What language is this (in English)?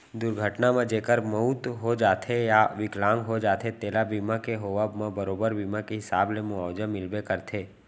Chhattisgarhi